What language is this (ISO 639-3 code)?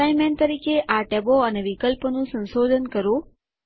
guj